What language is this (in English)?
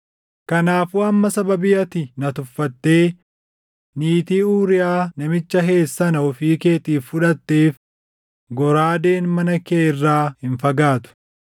Oromo